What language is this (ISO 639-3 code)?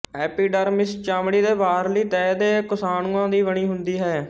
pan